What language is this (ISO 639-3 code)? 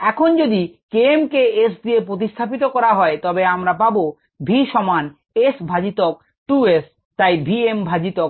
ben